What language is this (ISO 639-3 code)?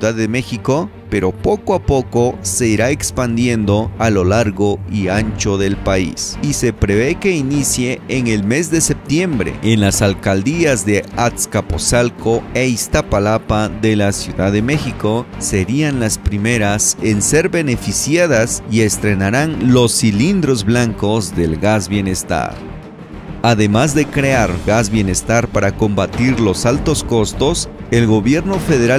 spa